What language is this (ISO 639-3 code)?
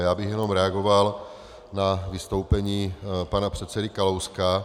ces